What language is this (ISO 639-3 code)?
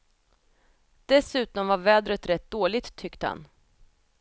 swe